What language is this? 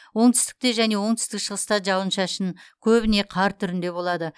Kazakh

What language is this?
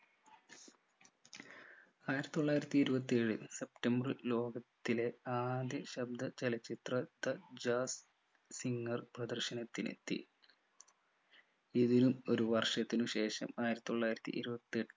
Malayalam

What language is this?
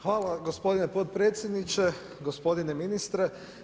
Croatian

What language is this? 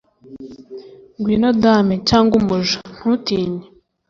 Kinyarwanda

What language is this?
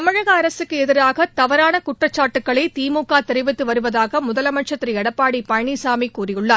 Tamil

